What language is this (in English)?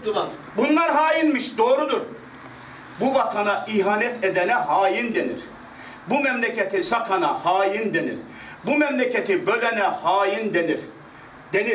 Turkish